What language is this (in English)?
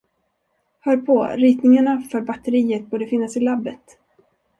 Swedish